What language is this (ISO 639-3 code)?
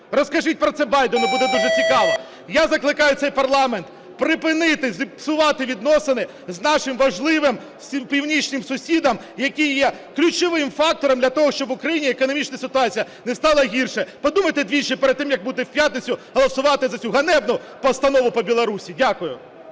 ukr